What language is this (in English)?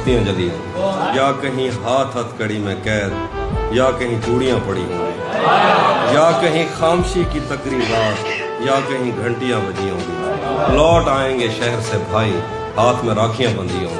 Urdu